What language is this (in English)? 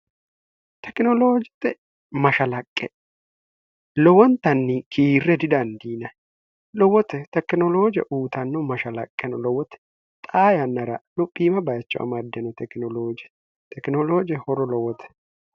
Sidamo